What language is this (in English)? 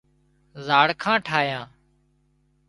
Wadiyara Koli